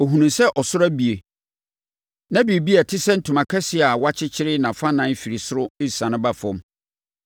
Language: Akan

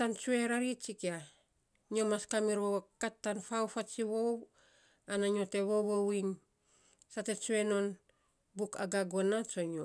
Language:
Saposa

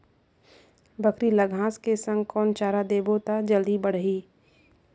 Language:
Chhattisgarhi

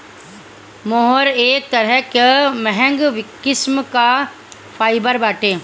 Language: Bhojpuri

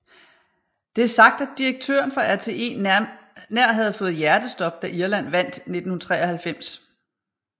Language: Danish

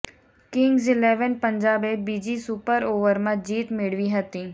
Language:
Gujarati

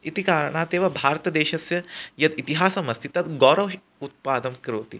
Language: Sanskrit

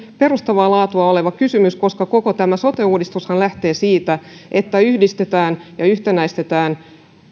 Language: Finnish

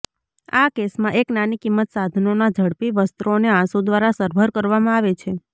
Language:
Gujarati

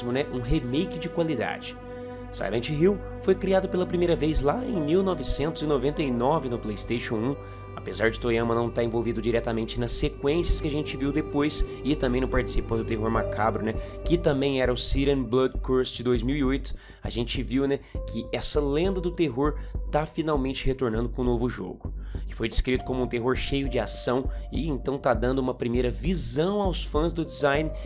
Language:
Portuguese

